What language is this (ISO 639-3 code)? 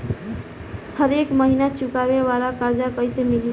bho